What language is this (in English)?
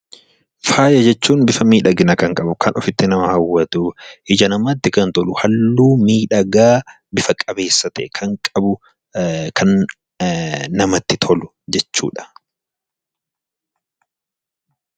Oromo